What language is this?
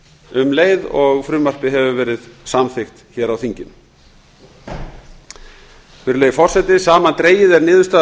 Icelandic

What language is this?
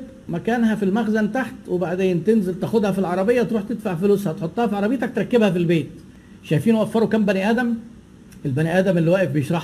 Arabic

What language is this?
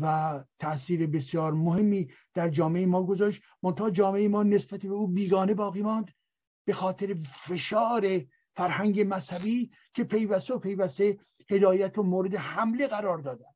Persian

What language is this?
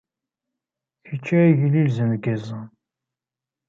Kabyle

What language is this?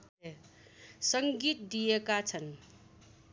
Nepali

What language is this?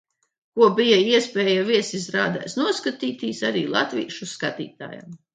Latvian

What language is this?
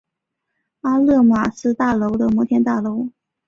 Chinese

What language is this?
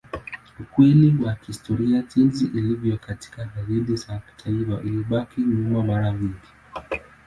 Swahili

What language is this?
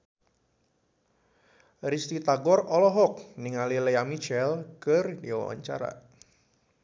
Sundanese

